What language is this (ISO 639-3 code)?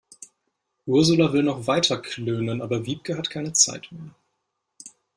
deu